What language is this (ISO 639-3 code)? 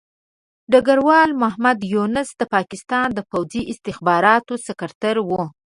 pus